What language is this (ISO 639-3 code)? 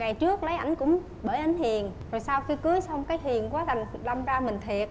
vie